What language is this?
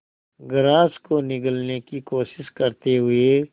Hindi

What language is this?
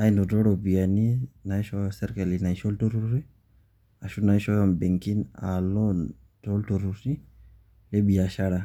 Masai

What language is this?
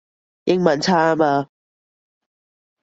Cantonese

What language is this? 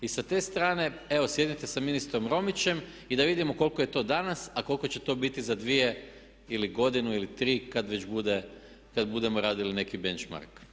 Croatian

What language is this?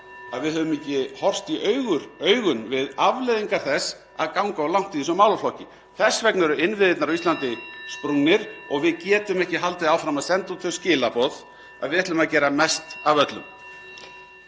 Icelandic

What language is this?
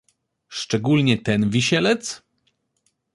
Polish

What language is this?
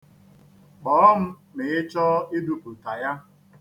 Igbo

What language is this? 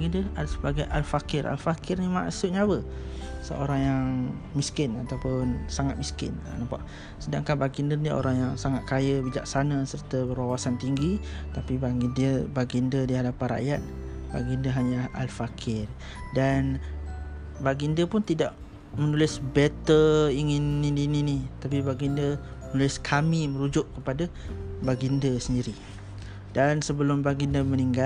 Malay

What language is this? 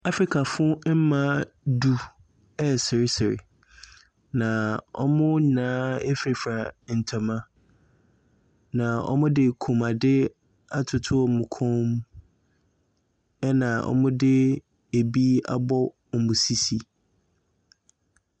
Akan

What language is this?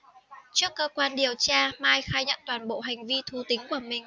Vietnamese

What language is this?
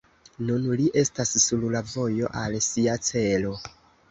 Esperanto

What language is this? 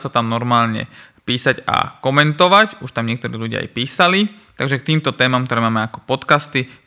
Slovak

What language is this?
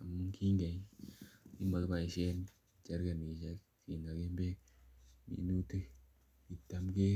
Kalenjin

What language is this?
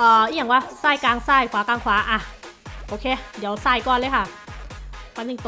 Thai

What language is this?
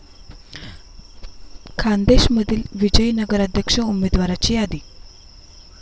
Marathi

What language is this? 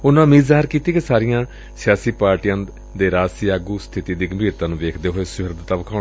Punjabi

